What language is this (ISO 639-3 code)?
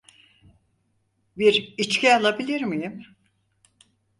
tur